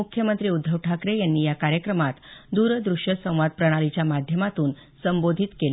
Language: Marathi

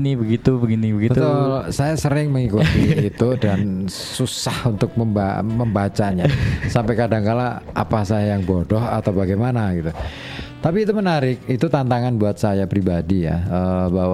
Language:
Indonesian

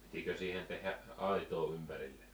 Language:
Finnish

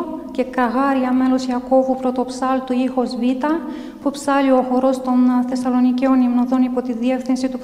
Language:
Greek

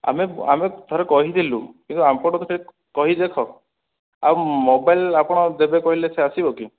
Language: Odia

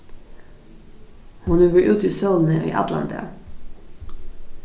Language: Faroese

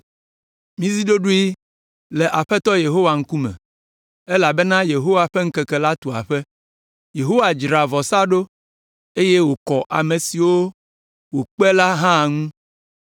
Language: Ewe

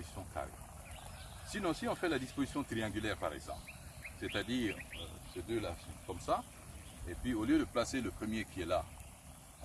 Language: French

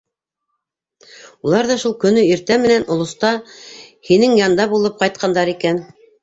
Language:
Bashkir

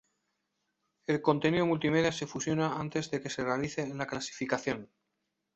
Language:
Spanish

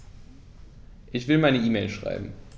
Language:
German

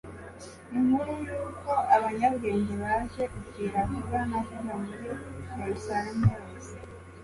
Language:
Kinyarwanda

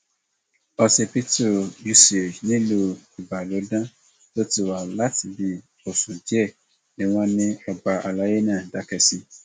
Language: Yoruba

